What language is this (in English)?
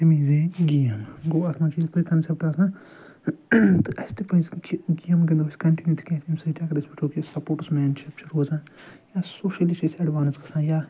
Kashmiri